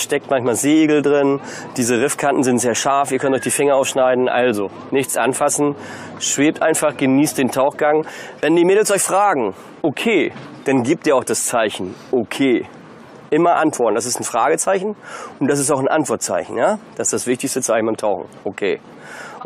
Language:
German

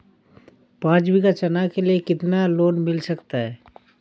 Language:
Hindi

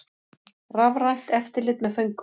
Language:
Icelandic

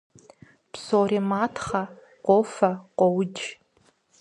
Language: Kabardian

